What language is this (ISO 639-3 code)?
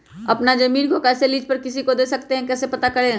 mag